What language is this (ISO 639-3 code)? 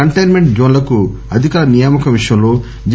tel